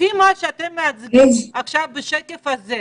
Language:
Hebrew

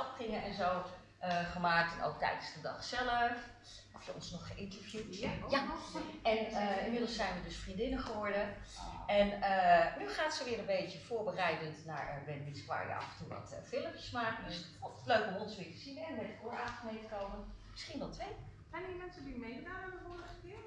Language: Dutch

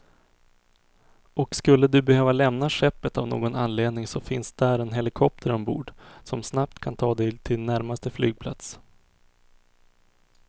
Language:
Swedish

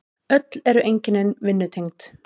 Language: Icelandic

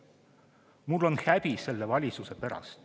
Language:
Estonian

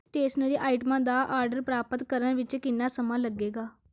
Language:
Punjabi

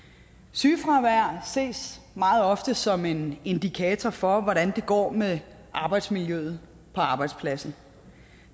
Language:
Danish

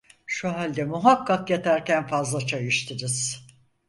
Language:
Turkish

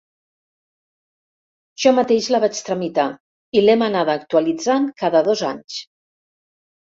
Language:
Catalan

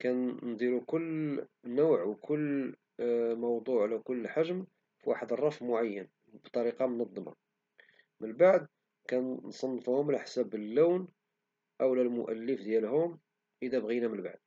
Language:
Moroccan Arabic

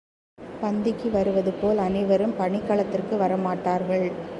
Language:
Tamil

